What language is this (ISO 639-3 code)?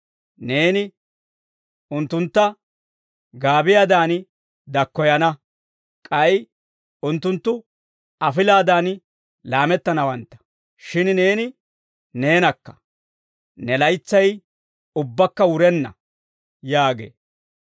dwr